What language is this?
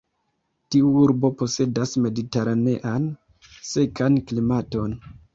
Esperanto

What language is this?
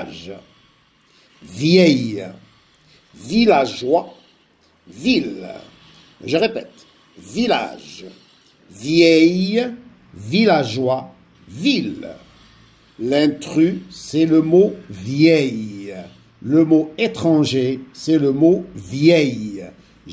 French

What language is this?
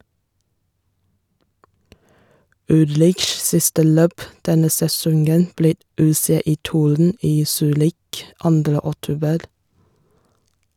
Norwegian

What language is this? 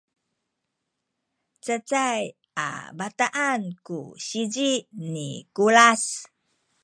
Sakizaya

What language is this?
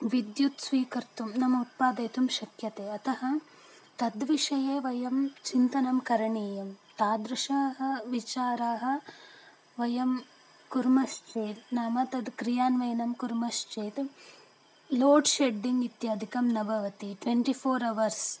Sanskrit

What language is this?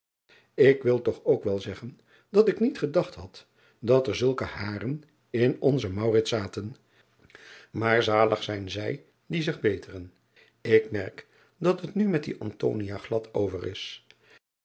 Dutch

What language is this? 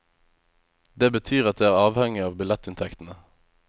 Norwegian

